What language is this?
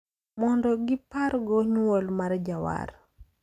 Luo (Kenya and Tanzania)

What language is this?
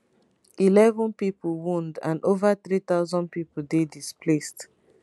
Nigerian Pidgin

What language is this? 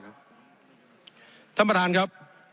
Thai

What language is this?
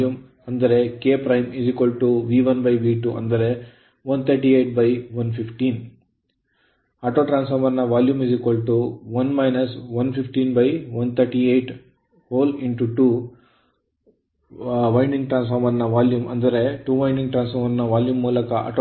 Kannada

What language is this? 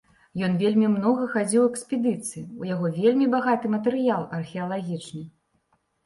Belarusian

